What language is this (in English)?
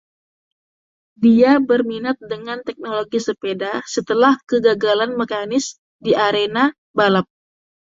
Indonesian